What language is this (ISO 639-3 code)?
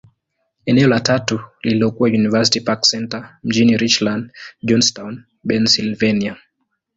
swa